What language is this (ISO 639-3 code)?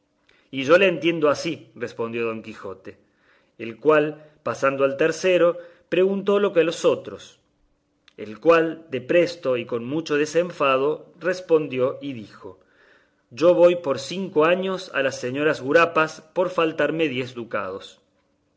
spa